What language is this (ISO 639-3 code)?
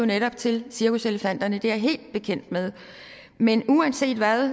dan